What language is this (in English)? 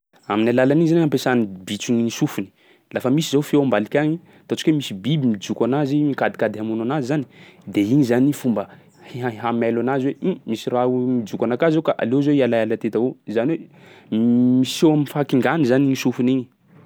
Sakalava Malagasy